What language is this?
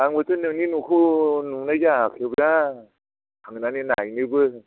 Bodo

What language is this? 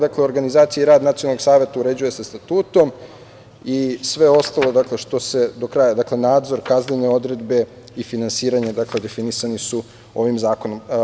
Serbian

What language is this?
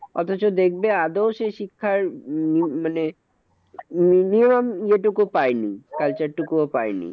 Bangla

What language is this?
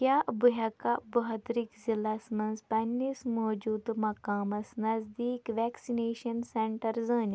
Kashmiri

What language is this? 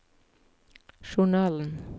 Norwegian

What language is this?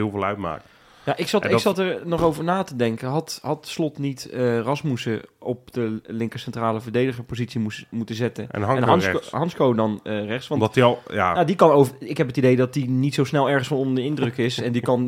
Dutch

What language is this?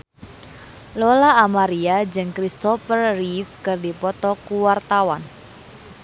Sundanese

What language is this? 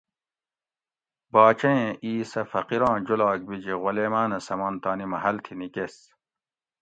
Gawri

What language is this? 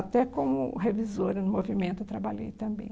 Portuguese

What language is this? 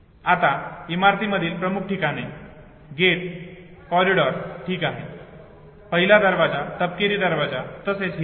Marathi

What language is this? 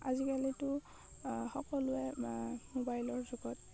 Assamese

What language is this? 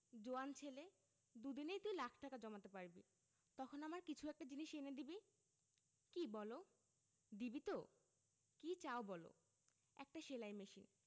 Bangla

